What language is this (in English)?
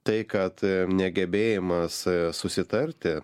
Lithuanian